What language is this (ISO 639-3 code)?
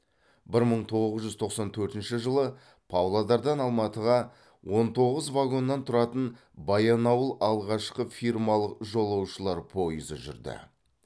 kaz